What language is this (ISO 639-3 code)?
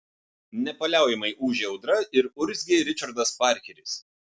lit